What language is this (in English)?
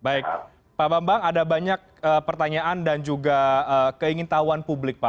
Indonesian